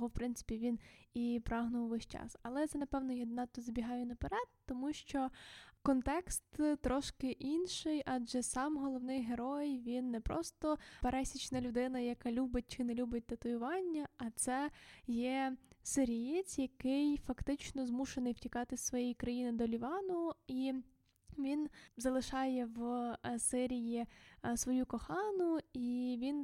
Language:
Ukrainian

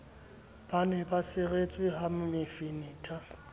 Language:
Southern Sotho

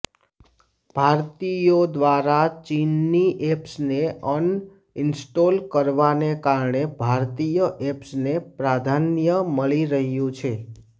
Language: Gujarati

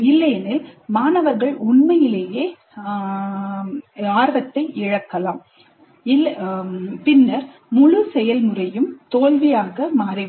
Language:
Tamil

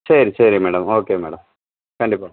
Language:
Tamil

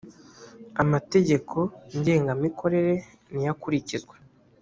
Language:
Kinyarwanda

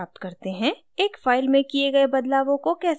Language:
Hindi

